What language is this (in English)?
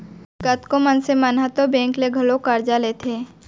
Chhattisgarhi